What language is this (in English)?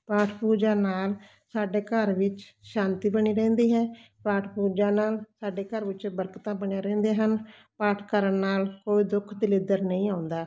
Punjabi